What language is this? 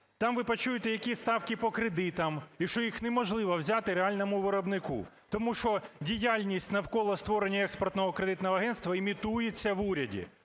Ukrainian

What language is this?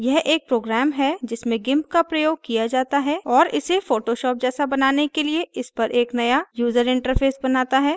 Hindi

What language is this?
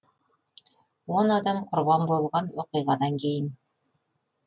Kazakh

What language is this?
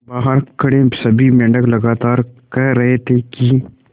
Hindi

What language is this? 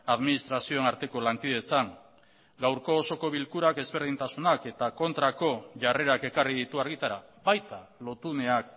Basque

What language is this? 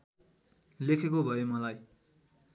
Nepali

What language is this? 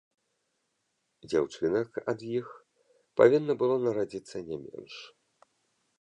Belarusian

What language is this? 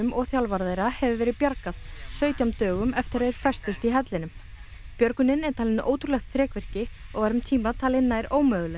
Icelandic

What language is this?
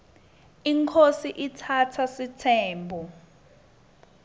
Swati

